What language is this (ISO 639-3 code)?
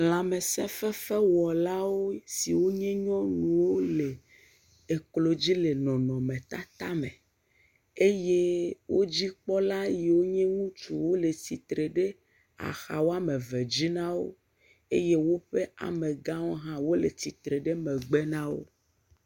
ewe